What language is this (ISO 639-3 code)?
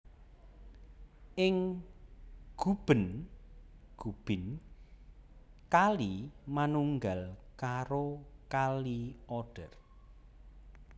jav